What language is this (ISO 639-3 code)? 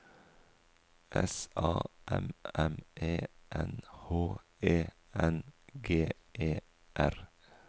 nor